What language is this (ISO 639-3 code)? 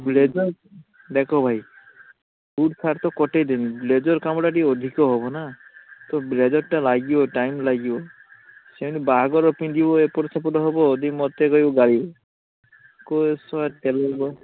ori